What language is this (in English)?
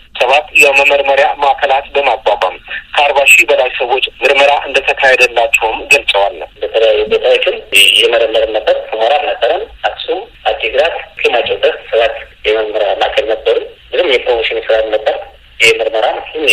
Amharic